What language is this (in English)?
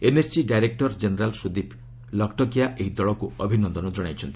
Odia